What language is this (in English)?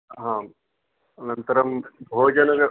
Sanskrit